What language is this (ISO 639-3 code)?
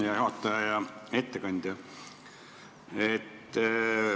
est